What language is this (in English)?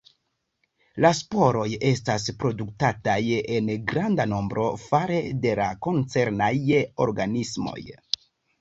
Esperanto